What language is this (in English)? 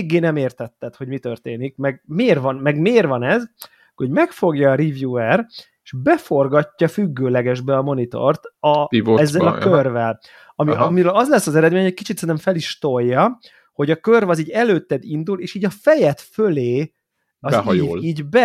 Hungarian